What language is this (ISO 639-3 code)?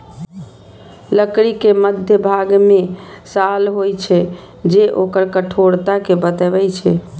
mai